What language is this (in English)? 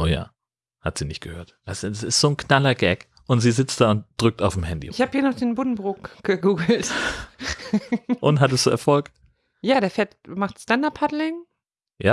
German